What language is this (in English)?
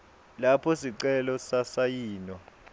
Swati